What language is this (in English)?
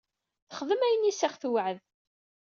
Kabyle